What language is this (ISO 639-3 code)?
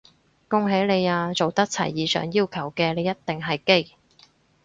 yue